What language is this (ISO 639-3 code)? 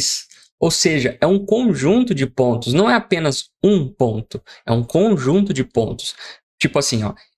por